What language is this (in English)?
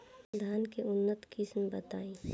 Bhojpuri